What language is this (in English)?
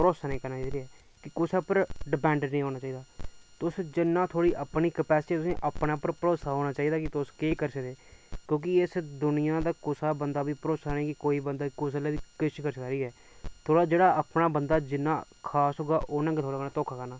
Dogri